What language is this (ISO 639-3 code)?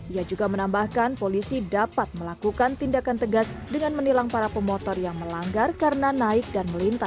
ind